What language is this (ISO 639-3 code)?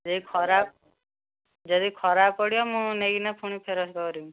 ori